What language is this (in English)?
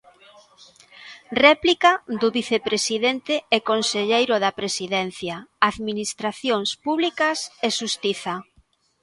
Galician